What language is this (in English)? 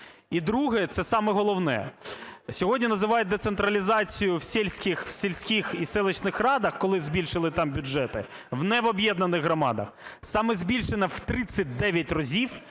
Ukrainian